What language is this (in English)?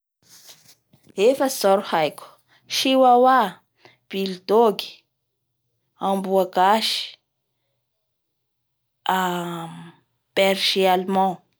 Bara Malagasy